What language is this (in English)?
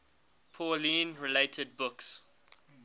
English